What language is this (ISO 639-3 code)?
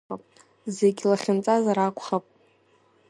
abk